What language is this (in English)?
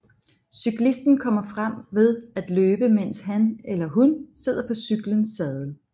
Danish